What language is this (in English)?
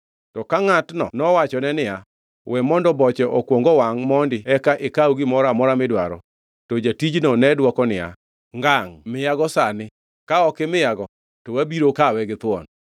Luo (Kenya and Tanzania)